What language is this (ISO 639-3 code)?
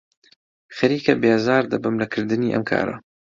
ckb